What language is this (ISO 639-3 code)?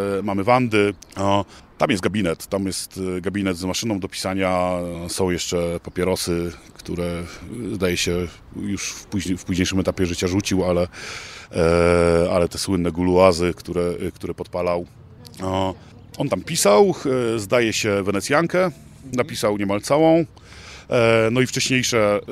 pol